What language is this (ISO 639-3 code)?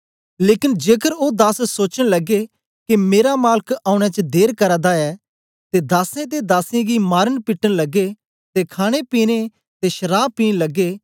doi